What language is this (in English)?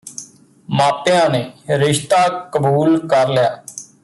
Punjabi